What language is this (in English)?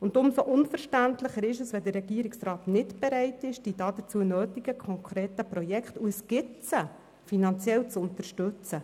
Swiss German